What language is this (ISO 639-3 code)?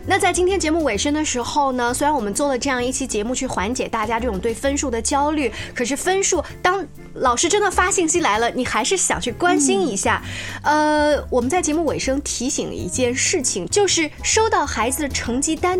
zho